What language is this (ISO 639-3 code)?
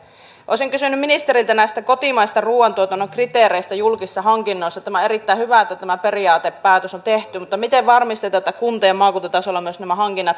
fin